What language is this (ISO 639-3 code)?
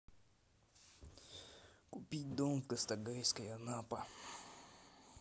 rus